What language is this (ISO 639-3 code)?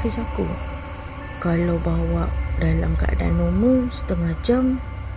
msa